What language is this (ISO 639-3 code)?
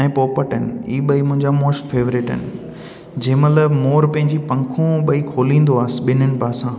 snd